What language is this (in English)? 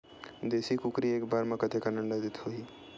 Chhattisgarhi